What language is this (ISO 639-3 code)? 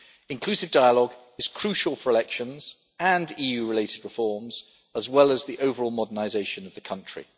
eng